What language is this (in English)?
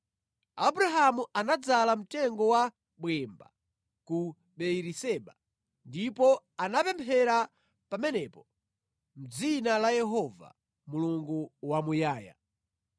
Nyanja